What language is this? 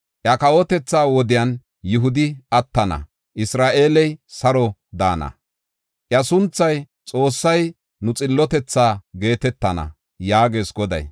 Gofa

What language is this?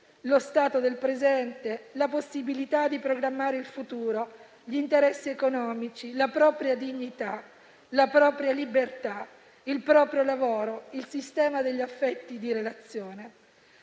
Italian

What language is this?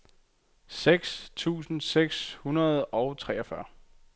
Danish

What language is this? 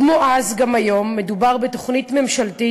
Hebrew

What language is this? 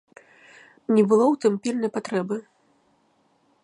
Belarusian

